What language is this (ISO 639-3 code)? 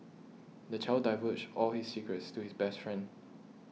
eng